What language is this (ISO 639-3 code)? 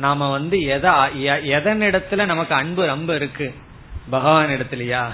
tam